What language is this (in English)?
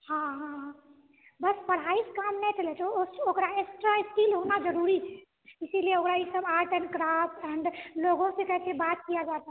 Maithili